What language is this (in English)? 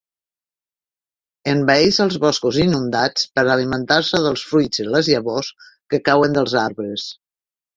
Catalan